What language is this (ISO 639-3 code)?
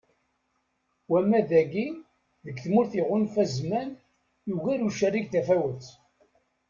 kab